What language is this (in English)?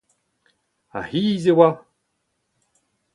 Breton